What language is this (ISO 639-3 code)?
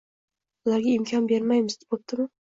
uzb